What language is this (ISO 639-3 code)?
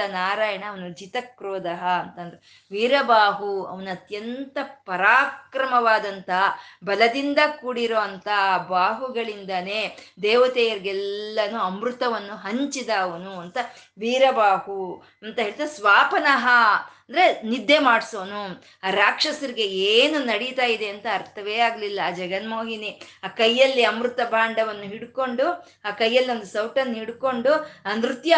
kan